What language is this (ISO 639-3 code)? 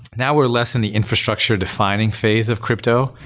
eng